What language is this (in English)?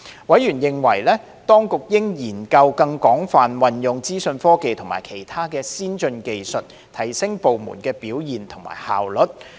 Cantonese